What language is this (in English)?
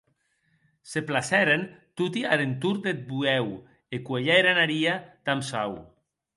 Occitan